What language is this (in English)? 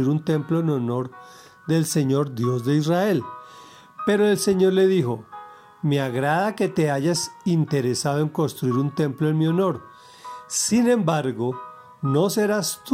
Spanish